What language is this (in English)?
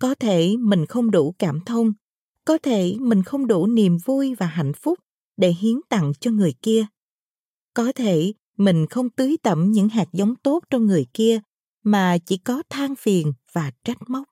Vietnamese